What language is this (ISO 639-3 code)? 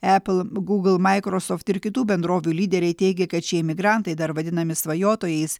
lit